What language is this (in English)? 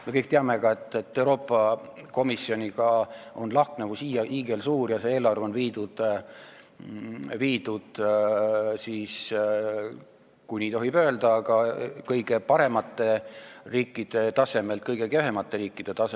Estonian